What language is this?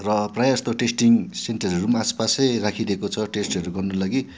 Nepali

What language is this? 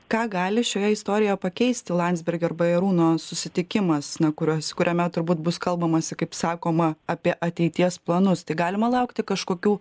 Lithuanian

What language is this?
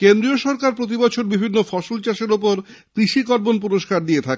Bangla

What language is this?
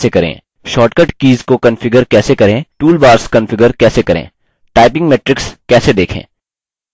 Hindi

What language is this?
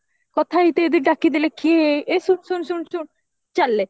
Odia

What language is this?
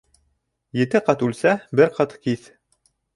Bashkir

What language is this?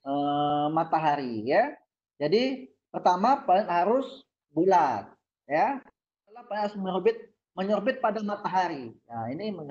Indonesian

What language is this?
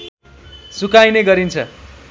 Nepali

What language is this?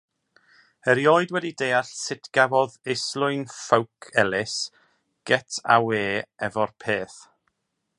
Welsh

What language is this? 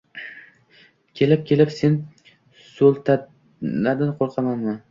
Uzbek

